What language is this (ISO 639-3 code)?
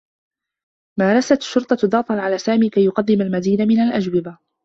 ara